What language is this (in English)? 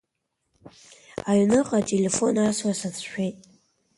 Abkhazian